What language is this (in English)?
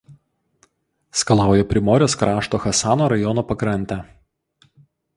Lithuanian